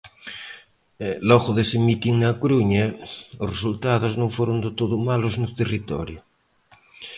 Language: Galician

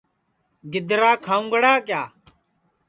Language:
Sansi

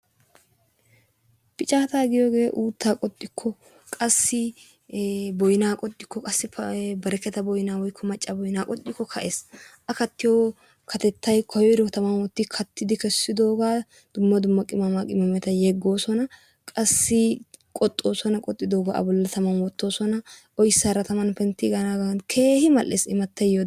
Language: Wolaytta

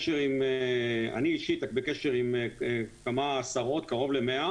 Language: Hebrew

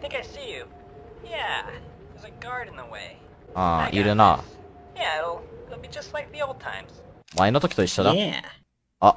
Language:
Japanese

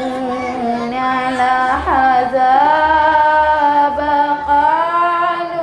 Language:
Arabic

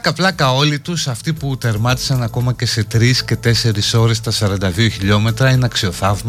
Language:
Greek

